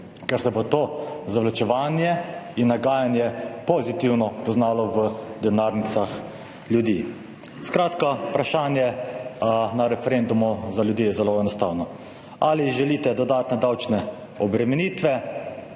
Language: Slovenian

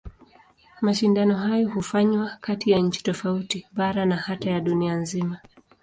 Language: Swahili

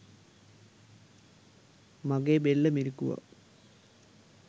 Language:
Sinhala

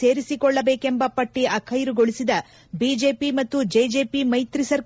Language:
Kannada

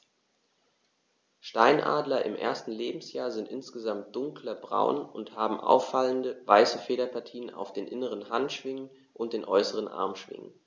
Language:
German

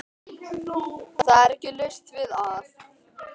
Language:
Icelandic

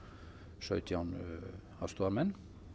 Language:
Icelandic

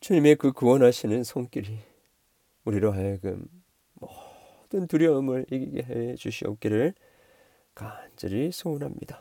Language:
Korean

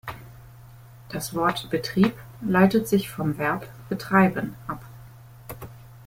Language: German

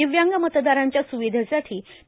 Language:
Marathi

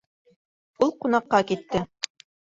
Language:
Bashkir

